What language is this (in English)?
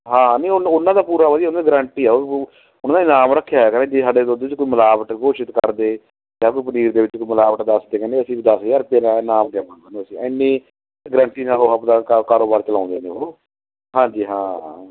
Punjabi